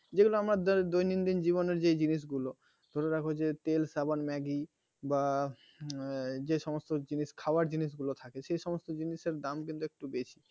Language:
Bangla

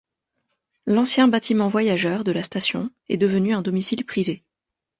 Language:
French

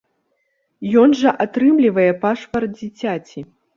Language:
Belarusian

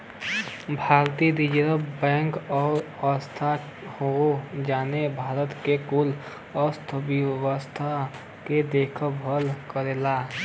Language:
Bhojpuri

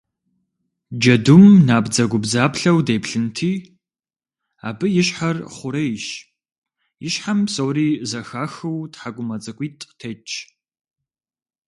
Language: Kabardian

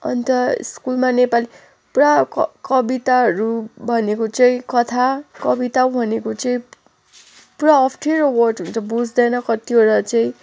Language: Nepali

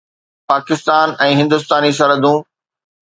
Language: Sindhi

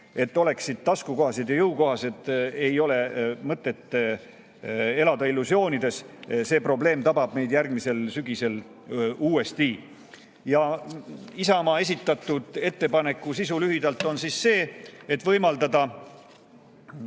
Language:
Estonian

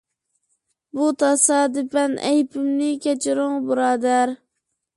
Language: Uyghur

